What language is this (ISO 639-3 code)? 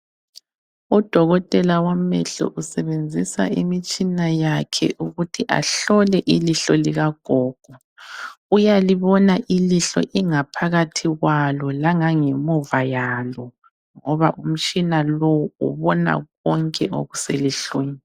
nde